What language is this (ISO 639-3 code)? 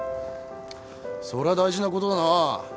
jpn